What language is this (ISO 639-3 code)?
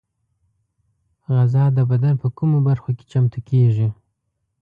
pus